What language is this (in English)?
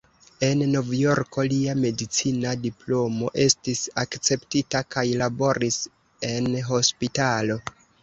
Esperanto